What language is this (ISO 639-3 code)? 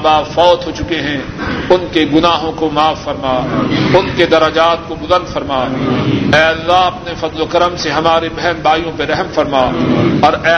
urd